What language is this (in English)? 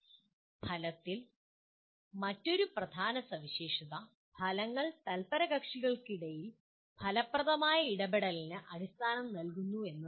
Malayalam